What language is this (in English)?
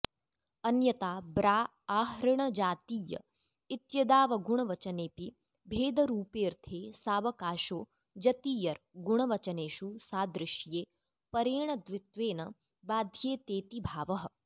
Sanskrit